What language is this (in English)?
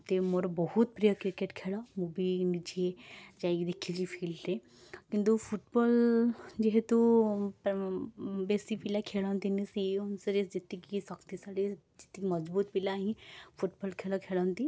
Odia